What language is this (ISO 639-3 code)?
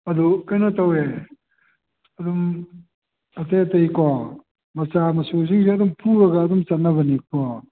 mni